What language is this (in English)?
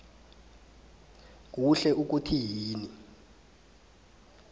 South Ndebele